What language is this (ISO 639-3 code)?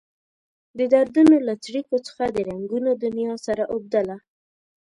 pus